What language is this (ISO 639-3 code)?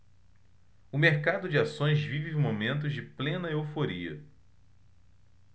por